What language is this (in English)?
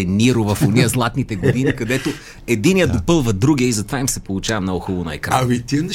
Bulgarian